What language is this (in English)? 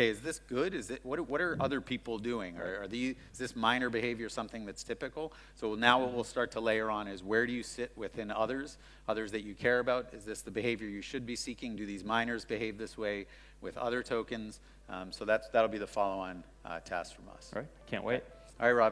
English